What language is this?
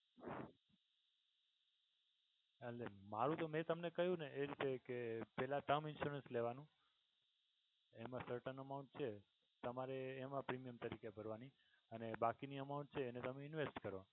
Gujarati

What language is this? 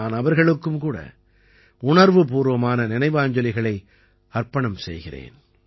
Tamil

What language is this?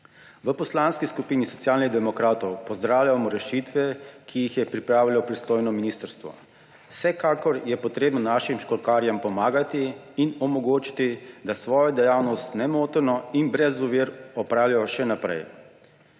Slovenian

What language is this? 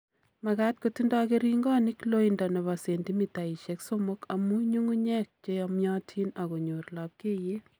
Kalenjin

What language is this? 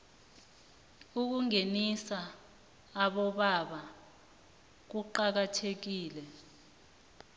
South Ndebele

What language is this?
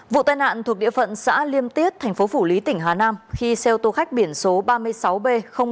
Vietnamese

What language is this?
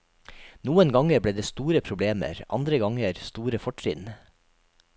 Norwegian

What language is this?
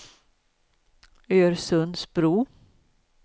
Swedish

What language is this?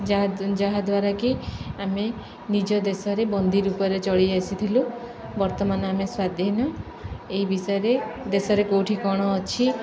Odia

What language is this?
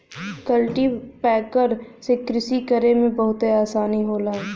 Bhojpuri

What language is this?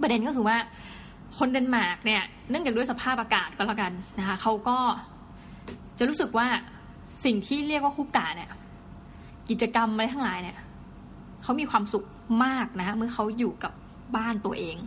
Thai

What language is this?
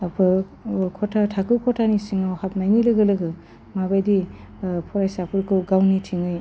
Bodo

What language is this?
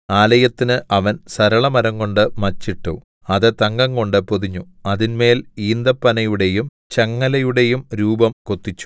Malayalam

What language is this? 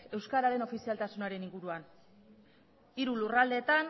Basque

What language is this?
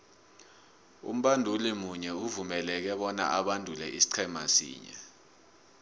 South Ndebele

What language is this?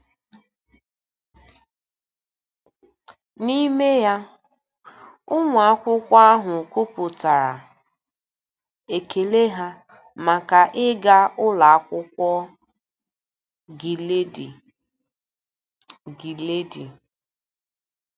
Igbo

